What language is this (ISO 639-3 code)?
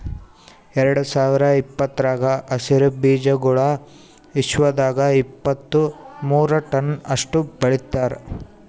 kan